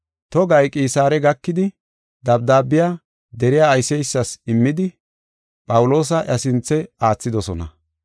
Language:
Gofa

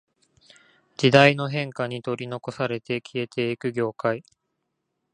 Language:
Japanese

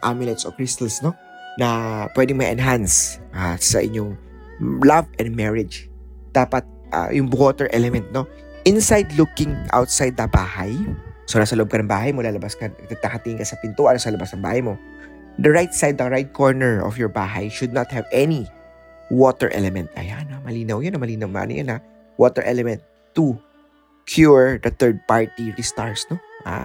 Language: Filipino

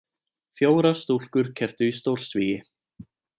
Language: Icelandic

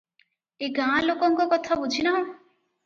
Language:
Odia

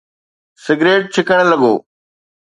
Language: Sindhi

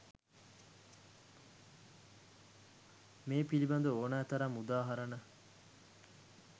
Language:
Sinhala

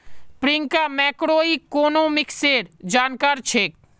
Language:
Magahi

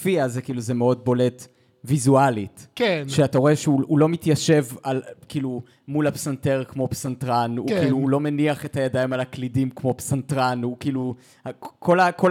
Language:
Hebrew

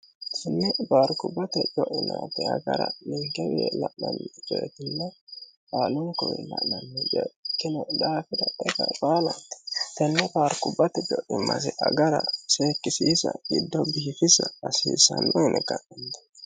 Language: Sidamo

